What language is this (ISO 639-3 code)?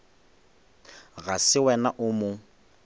nso